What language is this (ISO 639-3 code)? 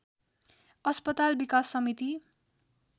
nep